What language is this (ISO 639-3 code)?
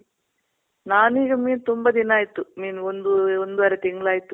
kan